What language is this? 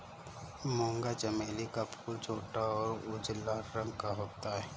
Hindi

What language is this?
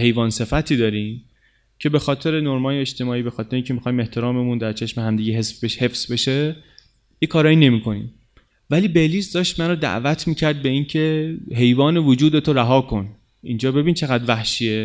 Persian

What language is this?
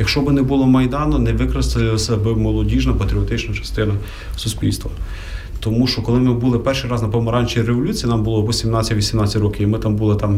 Ukrainian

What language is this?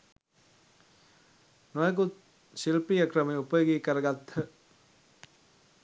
Sinhala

